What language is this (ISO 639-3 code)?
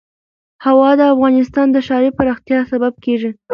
pus